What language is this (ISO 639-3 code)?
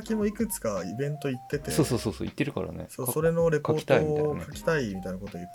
jpn